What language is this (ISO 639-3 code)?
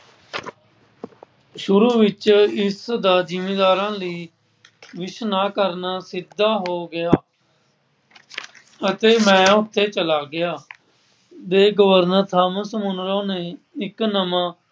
pan